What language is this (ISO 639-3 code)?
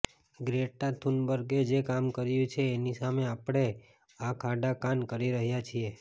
guj